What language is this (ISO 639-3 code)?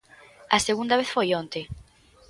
glg